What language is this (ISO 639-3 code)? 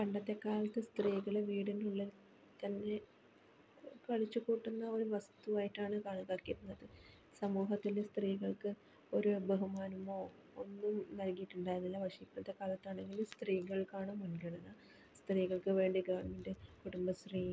mal